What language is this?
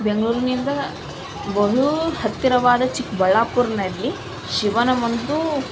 Kannada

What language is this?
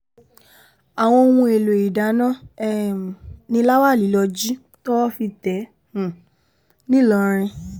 Yoruba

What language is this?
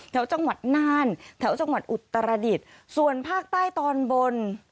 Thai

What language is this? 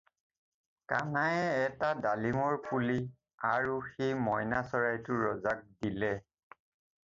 Assamese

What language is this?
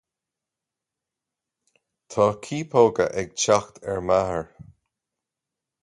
Irish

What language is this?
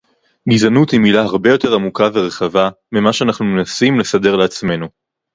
Hebrew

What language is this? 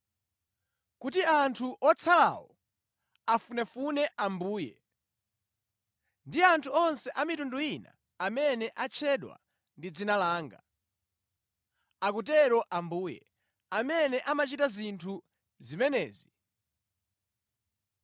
Nyanja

